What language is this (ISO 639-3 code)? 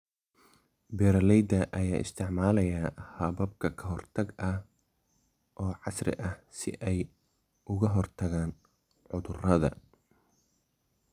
som